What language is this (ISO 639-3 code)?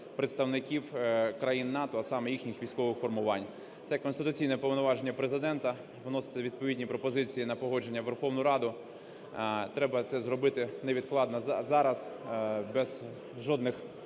ukr